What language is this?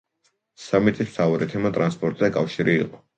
Georgian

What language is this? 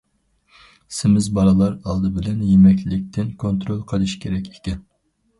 Uyghur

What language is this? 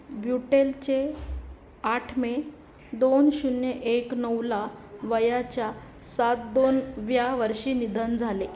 Marathi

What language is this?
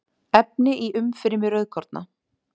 Icelandic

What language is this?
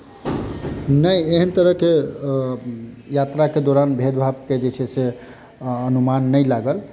Maithili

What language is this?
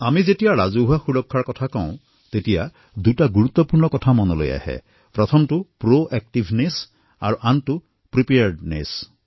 Assamese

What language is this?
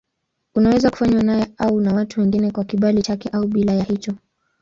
Swahili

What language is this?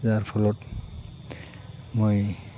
Assamese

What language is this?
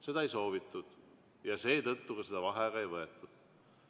Estonian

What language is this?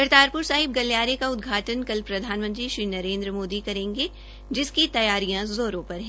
Hindi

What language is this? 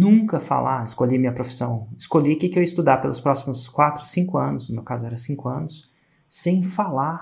Portuguese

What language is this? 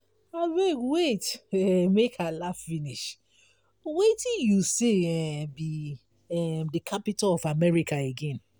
Nigerian Pidgin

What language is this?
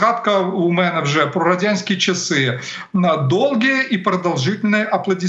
Ukrainian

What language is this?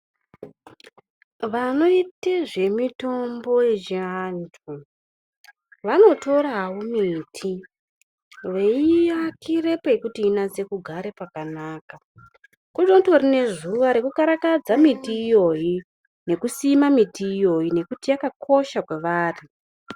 Ndau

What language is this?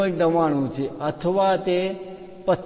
Gujarati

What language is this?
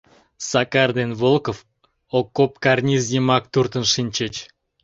Mari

